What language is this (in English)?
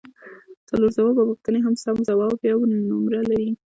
Pashto